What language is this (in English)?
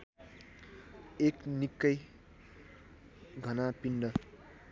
Nepali